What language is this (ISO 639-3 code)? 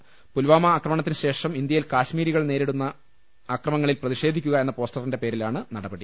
mal